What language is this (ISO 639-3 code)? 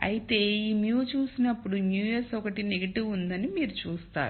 tel